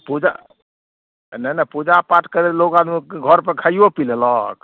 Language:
Maithili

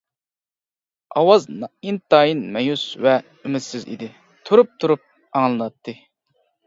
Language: Uyghur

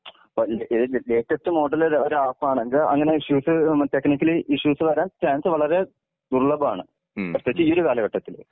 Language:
Malayalam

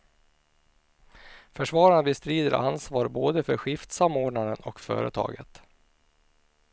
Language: Swedish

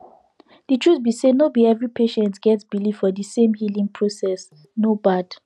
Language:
Nigerian Pidgin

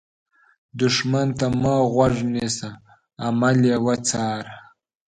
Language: Pashto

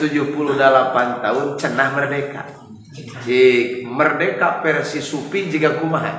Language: Indonesian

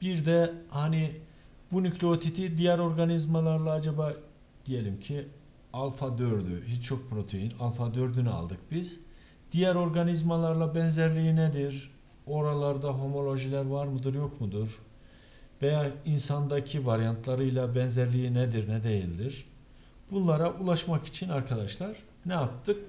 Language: Turkish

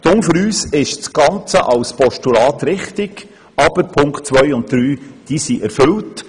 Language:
Swiss German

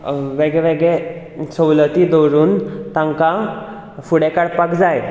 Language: Konkani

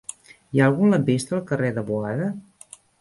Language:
Catalan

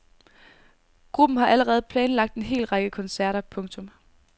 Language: Danish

